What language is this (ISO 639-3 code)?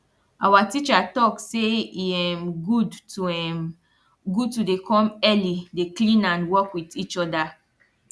pcm